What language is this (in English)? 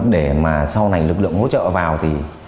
Vietnamese